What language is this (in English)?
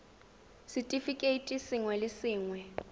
Tswana